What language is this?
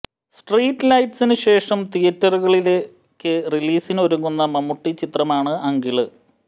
Malayalam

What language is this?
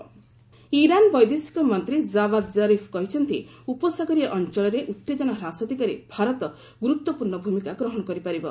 Odia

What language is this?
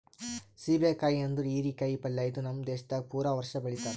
Kannada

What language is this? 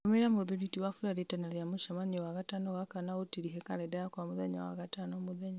Kikuyu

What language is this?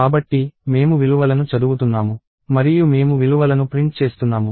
Telugu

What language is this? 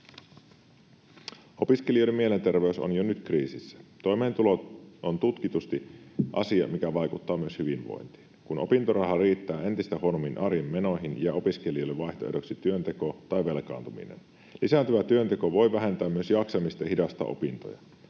Finnish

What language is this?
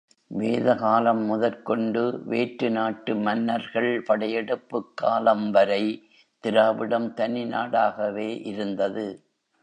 Tamil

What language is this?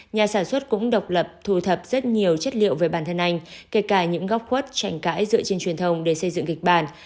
Vietnamese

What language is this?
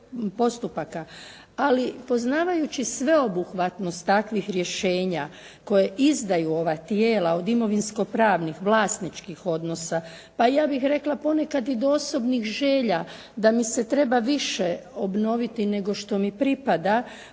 Croatian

